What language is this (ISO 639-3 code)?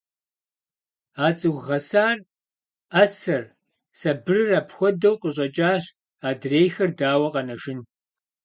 kbd